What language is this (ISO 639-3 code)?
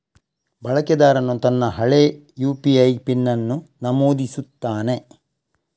kan